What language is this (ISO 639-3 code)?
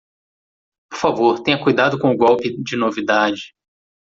por